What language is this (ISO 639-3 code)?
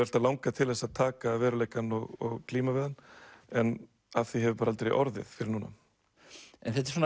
isl